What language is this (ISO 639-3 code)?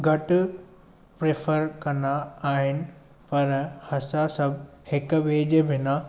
snd